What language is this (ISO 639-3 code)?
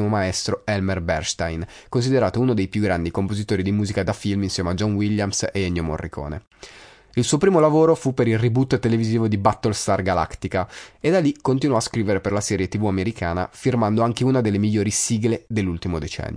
ita